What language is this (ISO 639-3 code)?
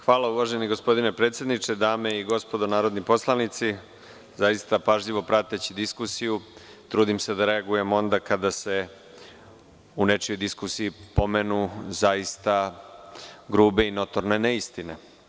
srp